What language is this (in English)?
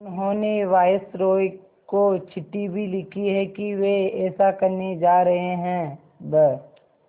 Hindi